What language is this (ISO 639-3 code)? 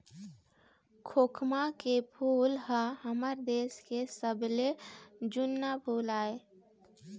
hne